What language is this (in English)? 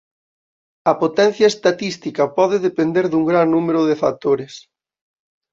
Galician